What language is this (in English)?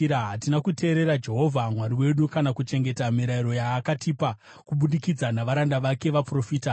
Shona